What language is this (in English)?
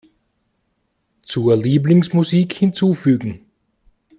German